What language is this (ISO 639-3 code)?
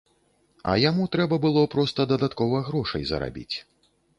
bel